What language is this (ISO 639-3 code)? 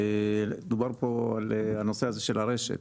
heb